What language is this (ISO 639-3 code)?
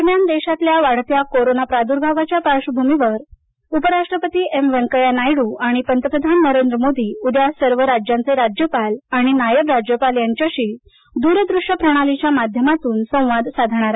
mar